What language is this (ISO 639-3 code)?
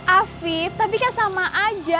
ind